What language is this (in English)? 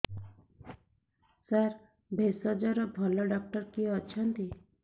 Odia